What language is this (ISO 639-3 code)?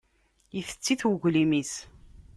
kab